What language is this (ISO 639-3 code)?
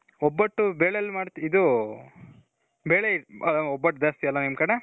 kan